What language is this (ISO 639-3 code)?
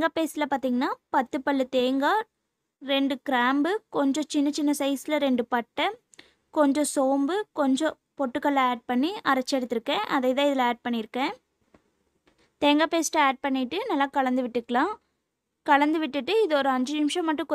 ron